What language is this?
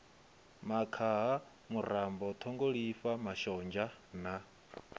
Venda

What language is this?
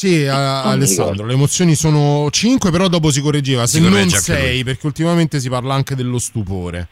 Italian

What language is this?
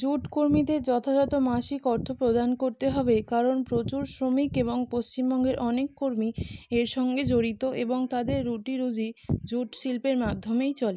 Bangla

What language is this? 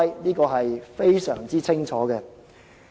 Cantonese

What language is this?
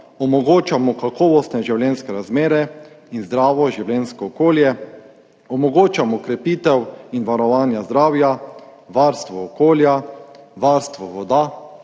Slovenian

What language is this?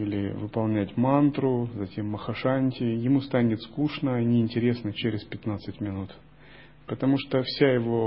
Russian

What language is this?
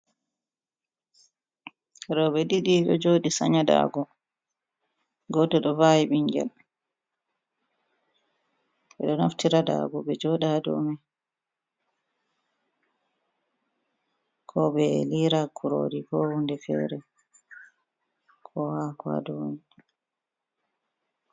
Fula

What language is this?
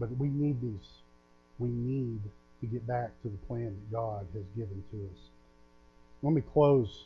English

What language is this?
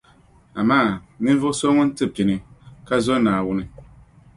Dagbani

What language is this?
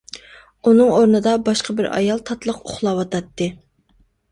Uyghur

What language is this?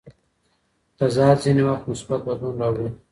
Pashto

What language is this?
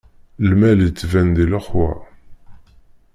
Kabyle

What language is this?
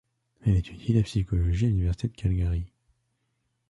French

